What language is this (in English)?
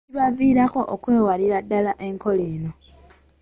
Ganda